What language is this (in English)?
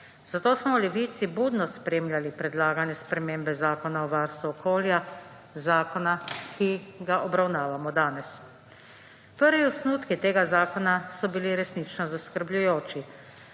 Slovenian